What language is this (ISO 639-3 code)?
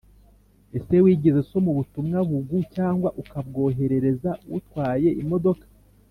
kin